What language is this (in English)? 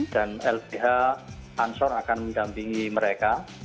Indonesian